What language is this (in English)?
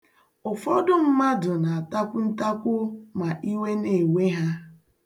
Igbo